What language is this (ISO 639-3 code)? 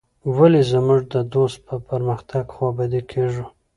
pus